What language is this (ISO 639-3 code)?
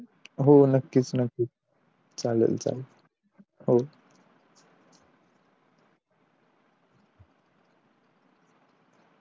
mar